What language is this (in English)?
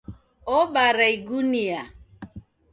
Taita